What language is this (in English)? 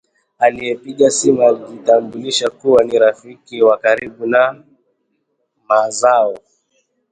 Swahili